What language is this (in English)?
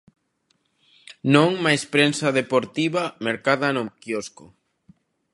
Galician